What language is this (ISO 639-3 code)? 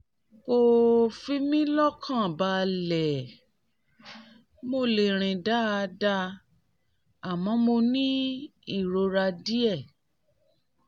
yor